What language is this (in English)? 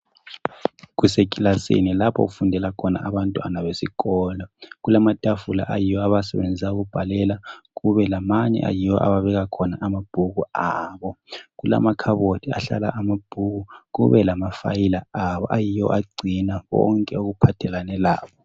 North Ndebele